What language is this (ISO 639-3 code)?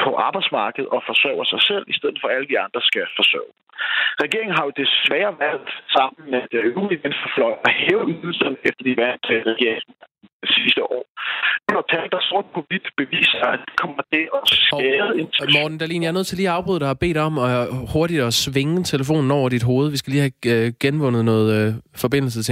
dan